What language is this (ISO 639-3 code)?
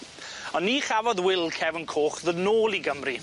cym